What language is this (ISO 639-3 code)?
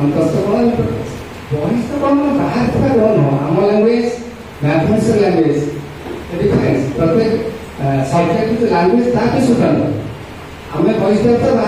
mar